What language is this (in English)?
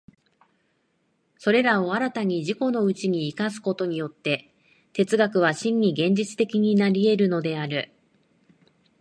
Japanese